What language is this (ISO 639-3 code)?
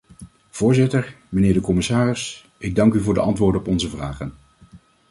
nld